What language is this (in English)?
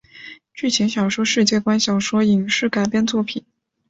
Chinese